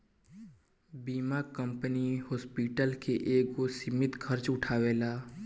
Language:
Bhojpuri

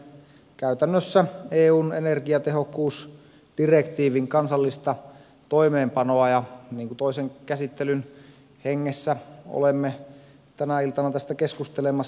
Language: Finnish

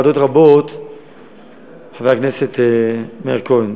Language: Hebrew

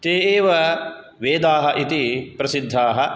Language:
Sanskrit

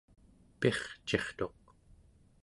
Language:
Central Yupik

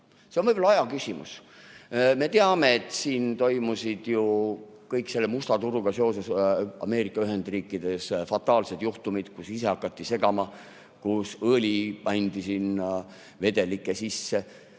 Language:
Estonian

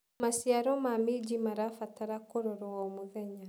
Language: Kikuyu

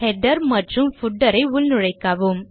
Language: Tamil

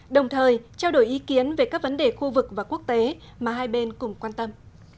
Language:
Vietnamese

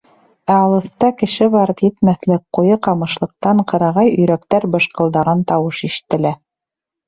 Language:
Bashkir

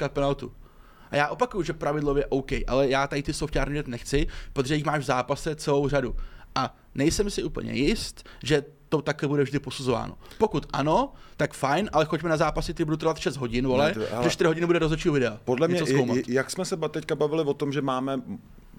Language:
Czech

